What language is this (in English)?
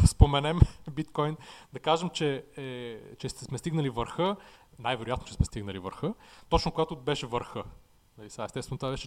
Bulgarian